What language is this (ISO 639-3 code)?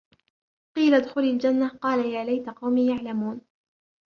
ara